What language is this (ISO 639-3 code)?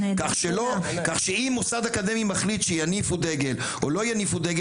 heb